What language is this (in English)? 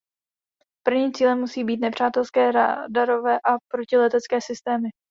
Czech